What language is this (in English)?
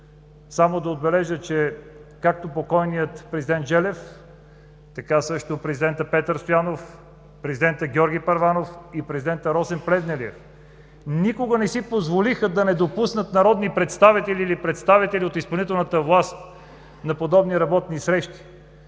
Bulgarian